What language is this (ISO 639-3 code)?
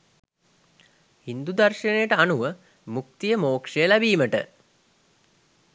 sin